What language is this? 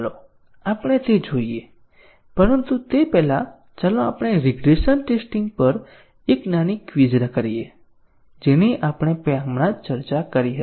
Gujarati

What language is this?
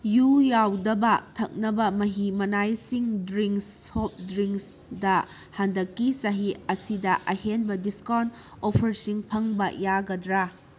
Manipuri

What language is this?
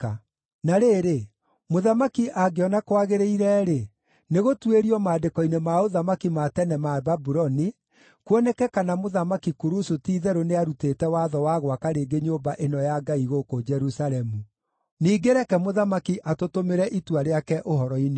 Kikuyu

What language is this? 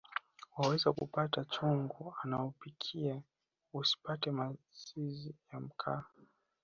Swahili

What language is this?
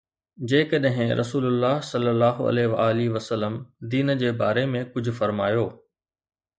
Sindhi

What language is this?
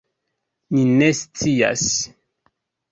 Esperanto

